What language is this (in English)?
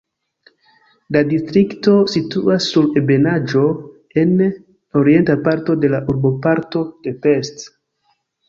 Esperanto